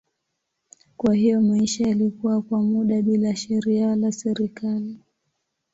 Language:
Swahili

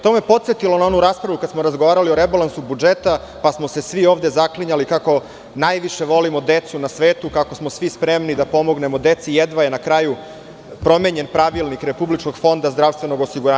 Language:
Serbian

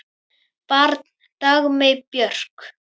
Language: Icelandic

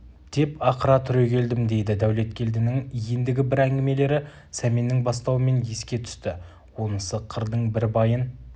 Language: Kazakh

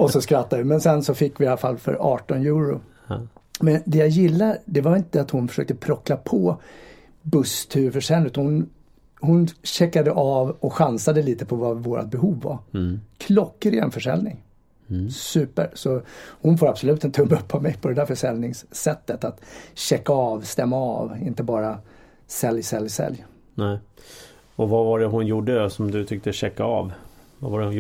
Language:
Swedish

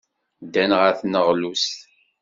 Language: Kabyle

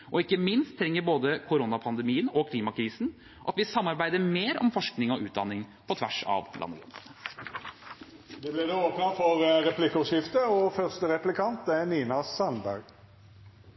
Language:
Norwegian Bokmål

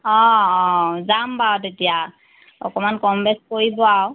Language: Assamese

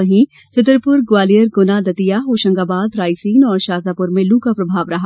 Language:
Hindi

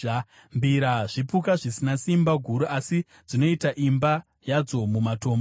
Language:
Shona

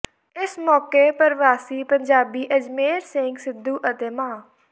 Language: Punjabi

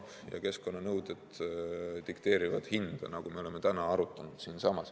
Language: Estonian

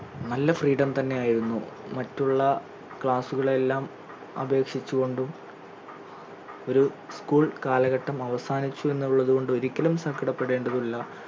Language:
Malayalam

